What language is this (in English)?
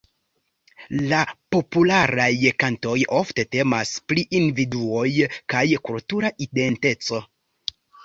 Esperanto